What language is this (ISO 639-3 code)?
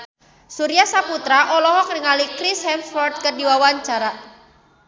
sun